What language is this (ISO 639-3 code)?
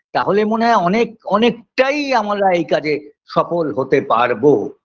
ben